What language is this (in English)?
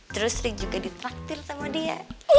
Indonesian